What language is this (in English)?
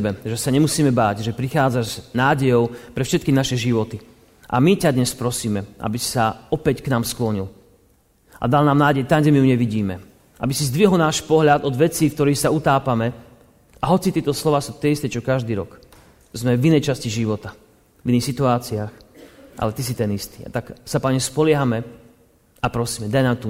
Slovak